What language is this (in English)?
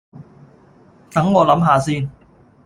Cantonese